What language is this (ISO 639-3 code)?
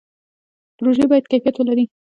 pus